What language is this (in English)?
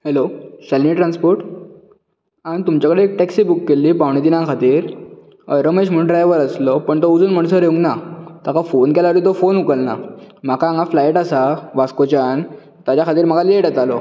Konkani